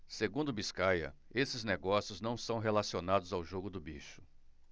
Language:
Portuguese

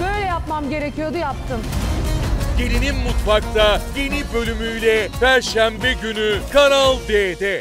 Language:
Turkish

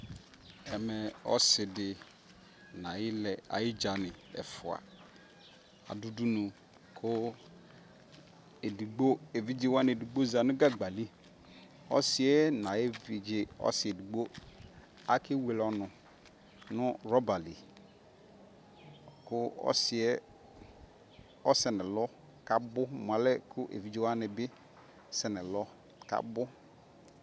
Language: Ikposo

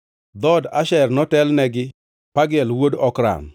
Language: Luo (Kenya and Tanzania)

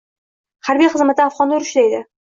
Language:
Uzbek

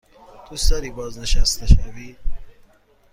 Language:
Persian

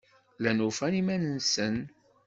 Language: Kabyle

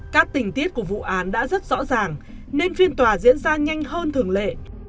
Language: Vietnamese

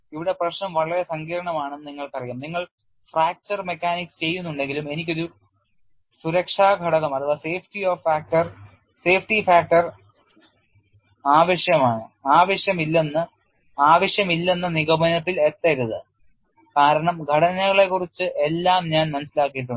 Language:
Malayalam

